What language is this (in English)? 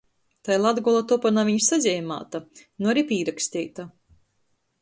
Latgalian